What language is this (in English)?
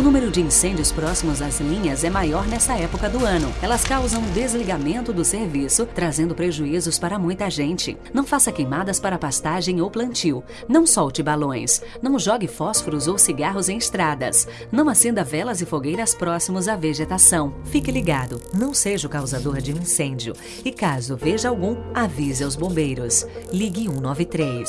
Portuguese